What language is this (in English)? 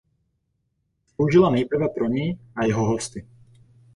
Czech